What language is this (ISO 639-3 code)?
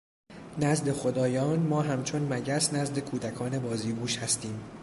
fas